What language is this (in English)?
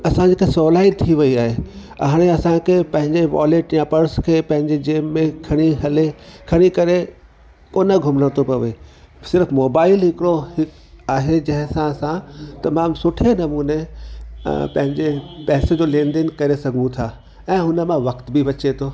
Sindhi